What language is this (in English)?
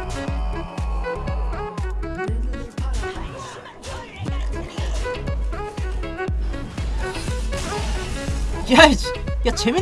Korean